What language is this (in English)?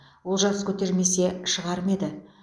Kazakh